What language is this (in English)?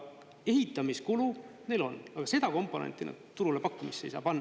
Estonian